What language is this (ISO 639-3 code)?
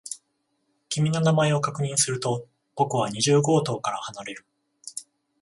jpn